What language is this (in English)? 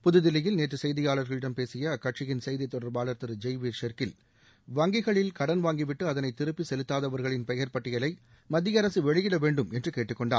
Tamil